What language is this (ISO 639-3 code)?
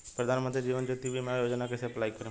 bho